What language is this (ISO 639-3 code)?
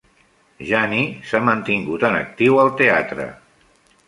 cat